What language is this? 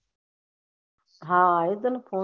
Gujarati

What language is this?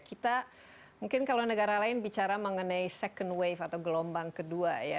Indonesian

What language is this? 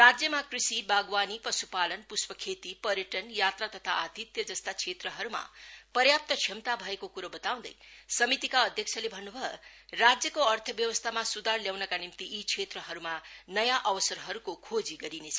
Nepali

